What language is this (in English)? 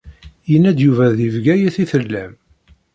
Kabyle